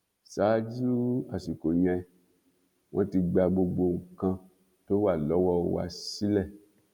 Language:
Yoruba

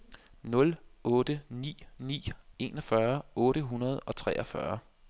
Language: Danish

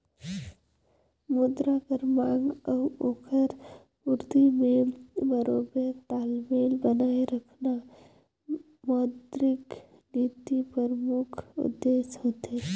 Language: Chhattisgarhi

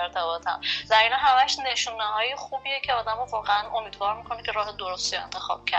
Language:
Persian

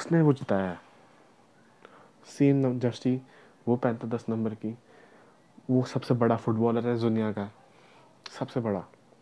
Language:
Hindi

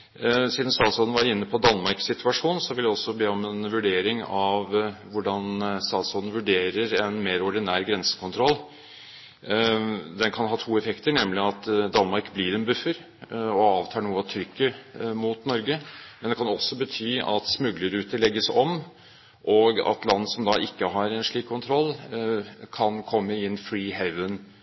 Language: Norwegian Bokmål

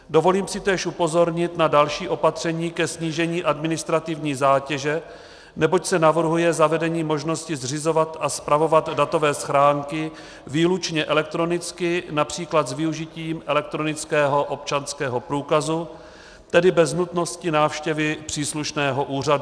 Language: Czech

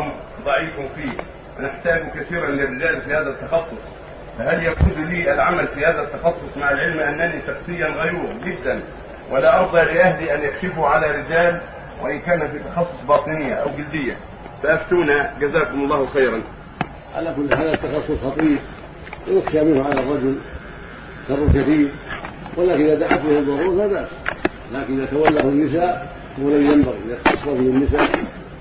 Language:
Arabic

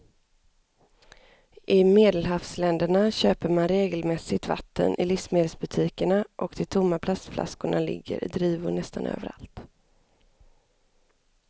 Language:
Swedish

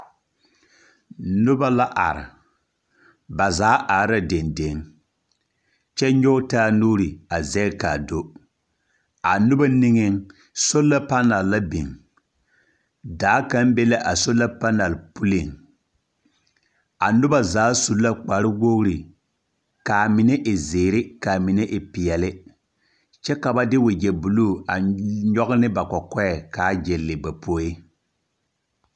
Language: Southern Dagaare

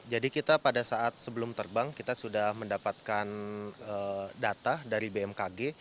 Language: Indonesian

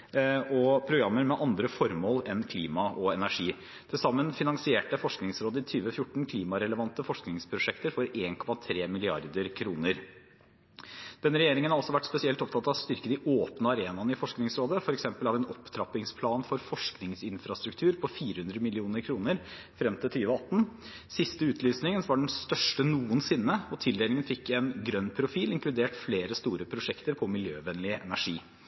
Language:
Norwegian Bokmål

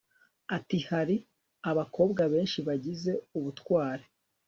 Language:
Kinyarwanda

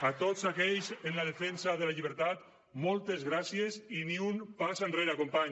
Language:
Catalan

